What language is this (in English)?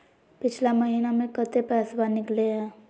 Magahi